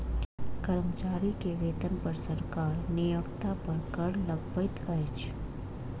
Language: Maithili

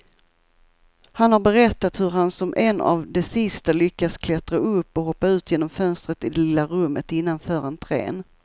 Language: Swedish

